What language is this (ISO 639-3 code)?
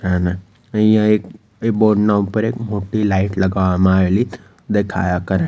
guj